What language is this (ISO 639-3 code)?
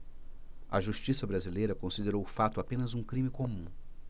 por